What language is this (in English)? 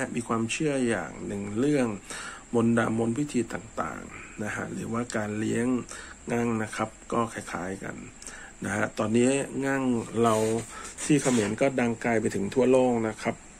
Thai